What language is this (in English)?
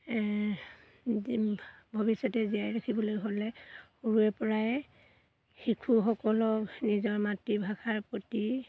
Assamese